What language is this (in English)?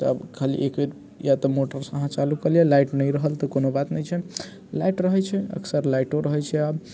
Maithili